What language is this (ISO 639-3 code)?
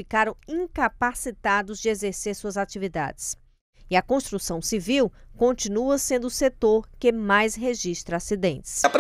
por